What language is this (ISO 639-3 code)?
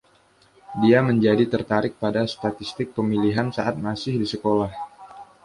ind